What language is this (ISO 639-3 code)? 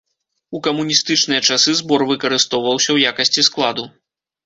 bel